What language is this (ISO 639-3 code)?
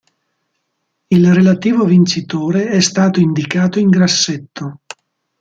ita